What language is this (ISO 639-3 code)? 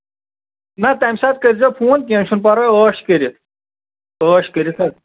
kas